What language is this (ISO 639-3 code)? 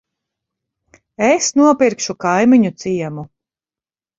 lav